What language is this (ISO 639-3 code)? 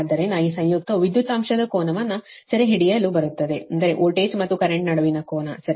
kan